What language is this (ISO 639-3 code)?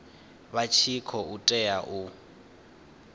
ven